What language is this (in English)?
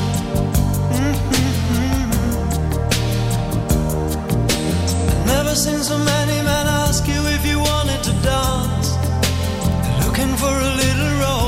Danish